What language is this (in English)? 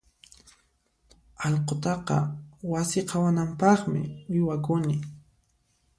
Puno Quechua